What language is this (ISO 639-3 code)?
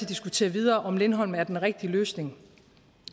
dan